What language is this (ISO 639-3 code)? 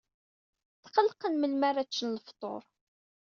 kab